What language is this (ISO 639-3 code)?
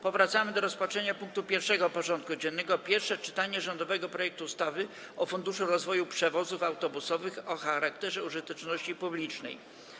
pol